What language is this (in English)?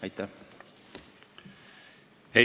Estonian